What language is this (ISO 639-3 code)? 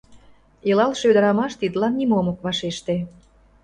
chm